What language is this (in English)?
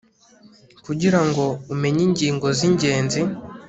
Kinyarwanda